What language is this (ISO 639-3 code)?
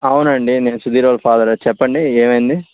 tel